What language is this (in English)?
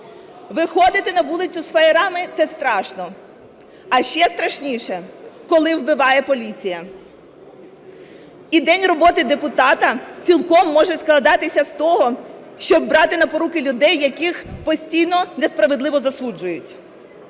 Ukrainian